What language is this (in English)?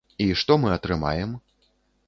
Belarusian